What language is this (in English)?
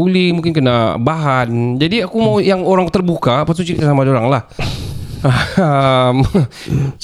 Malay